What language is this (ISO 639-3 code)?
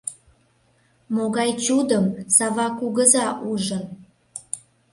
chm